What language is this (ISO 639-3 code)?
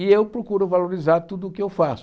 por